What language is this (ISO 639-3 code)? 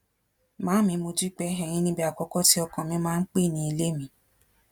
yor